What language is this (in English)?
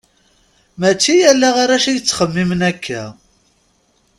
Kabyle